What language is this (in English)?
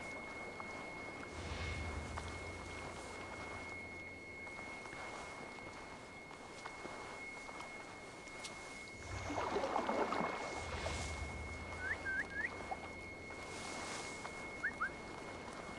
German